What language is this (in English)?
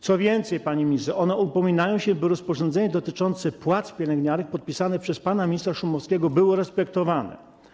Polish